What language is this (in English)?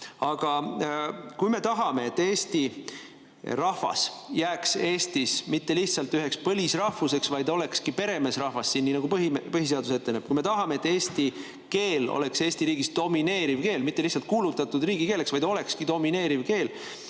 Estonian